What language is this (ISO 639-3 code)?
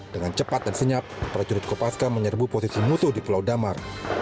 ind